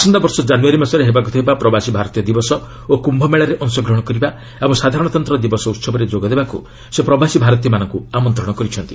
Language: Odia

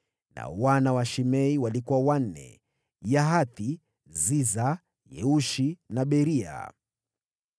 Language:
Swahili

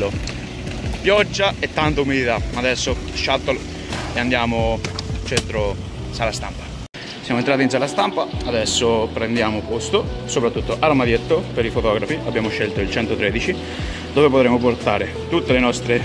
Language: Italian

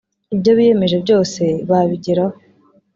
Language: Kinyarwanda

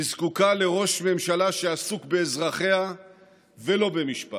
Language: Hebrew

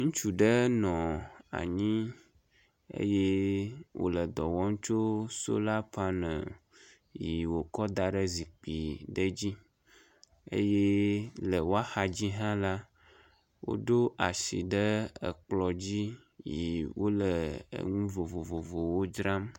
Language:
Ewe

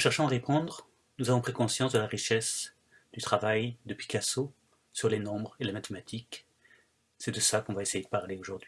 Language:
French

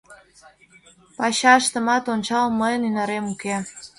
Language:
Mari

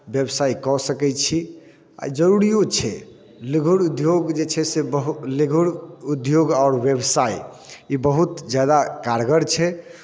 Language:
Maithili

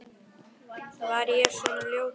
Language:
Icelandic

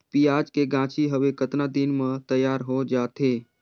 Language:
Chhattisgarhi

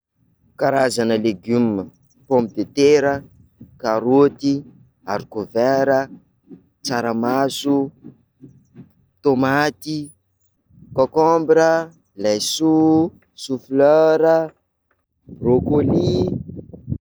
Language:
Sakalava Malagasy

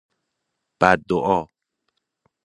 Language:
Persian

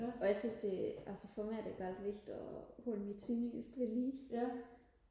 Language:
Danish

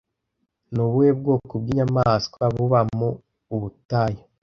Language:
Kinyarwanda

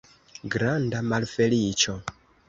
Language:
Esperanto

